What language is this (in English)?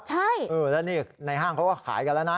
Thai